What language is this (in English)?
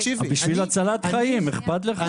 Hebrew